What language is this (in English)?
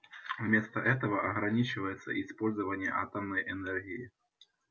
Russian